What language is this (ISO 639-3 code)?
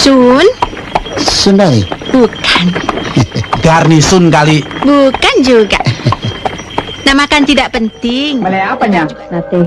ind